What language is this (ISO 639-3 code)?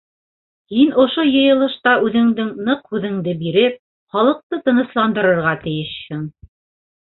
bak